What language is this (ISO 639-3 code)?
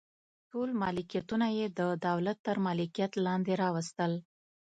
pus